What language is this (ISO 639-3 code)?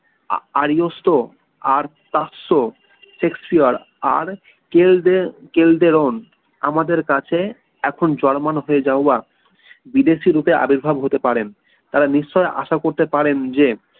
ben